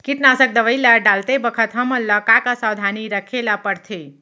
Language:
Chhattisgarhi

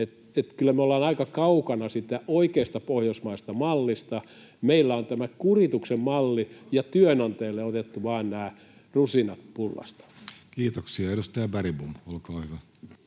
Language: Finnish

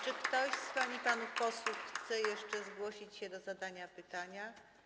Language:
Polish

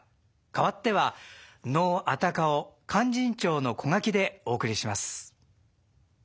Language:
Japanese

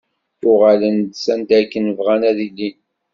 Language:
Kabyle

